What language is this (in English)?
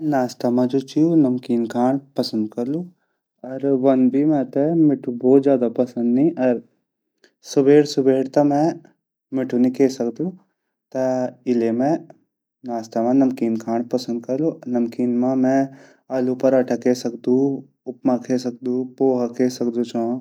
Garhwali